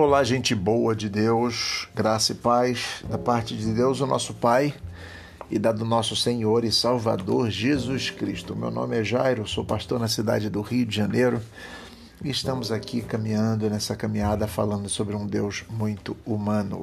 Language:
Portuguese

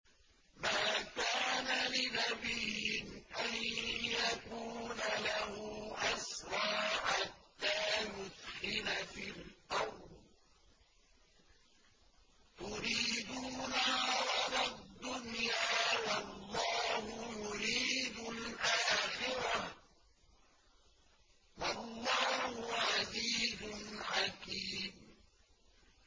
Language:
Arabic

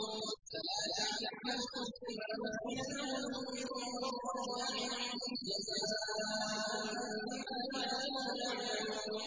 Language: Arabic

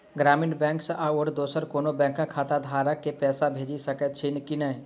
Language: Maithili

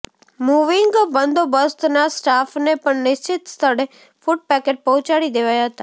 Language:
Gujarati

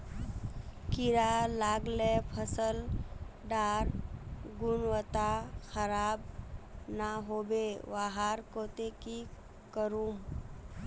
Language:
Magahi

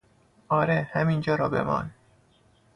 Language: Persian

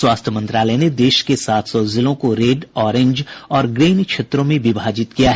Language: Hindi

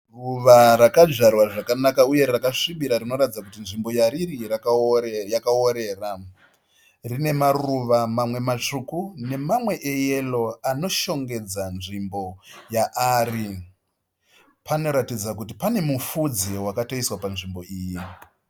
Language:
Shona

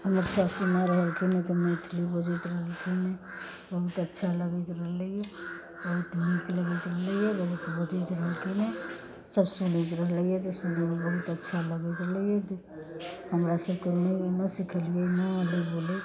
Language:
Maithili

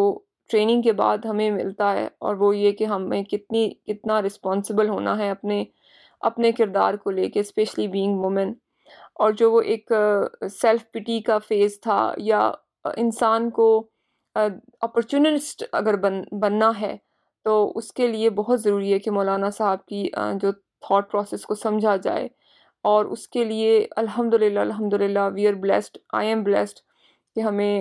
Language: Urdu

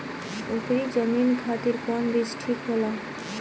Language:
Bhojpuri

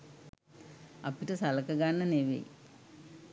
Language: Sinhala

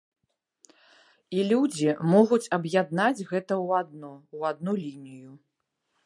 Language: Belarusian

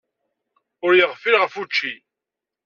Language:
Kabyle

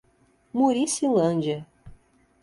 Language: Portuguese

